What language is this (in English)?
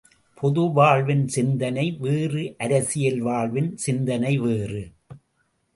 Tamil